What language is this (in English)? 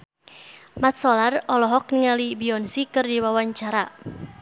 Sundanese